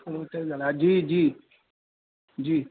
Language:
Sindhi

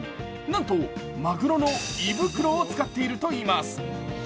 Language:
Japanese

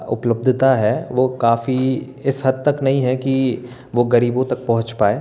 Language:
Hindi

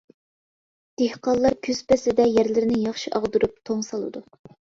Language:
Uyghur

